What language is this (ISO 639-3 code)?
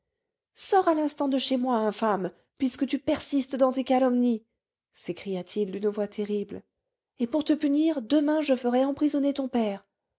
fra